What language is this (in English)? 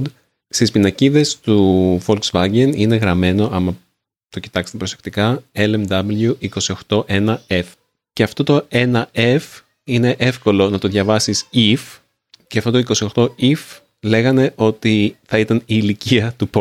Greek